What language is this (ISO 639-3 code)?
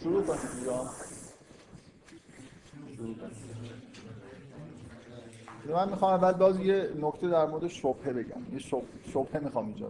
fas